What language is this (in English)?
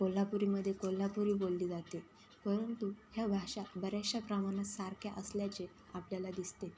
Marathi